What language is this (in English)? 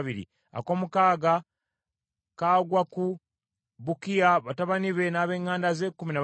Ganda